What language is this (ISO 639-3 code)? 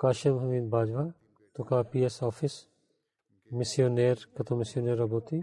bul